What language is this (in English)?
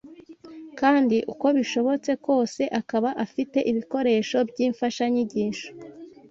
Kinyarwanda